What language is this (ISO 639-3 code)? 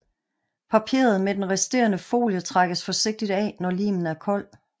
dan